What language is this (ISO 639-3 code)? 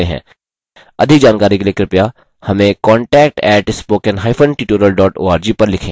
hin